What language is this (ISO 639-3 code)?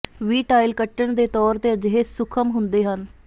pan